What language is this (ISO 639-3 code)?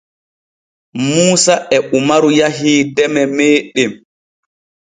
fue